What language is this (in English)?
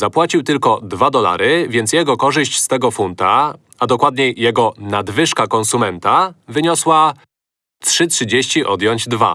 Polish